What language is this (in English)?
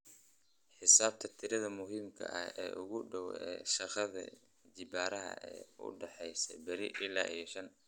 Somali